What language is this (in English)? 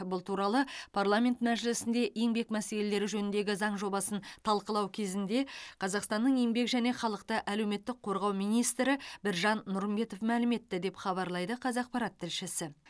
Kazakh